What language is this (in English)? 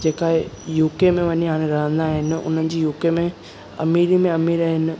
Sindhi